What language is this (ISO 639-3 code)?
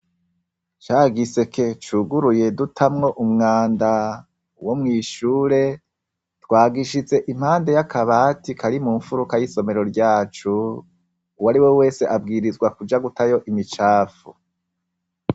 run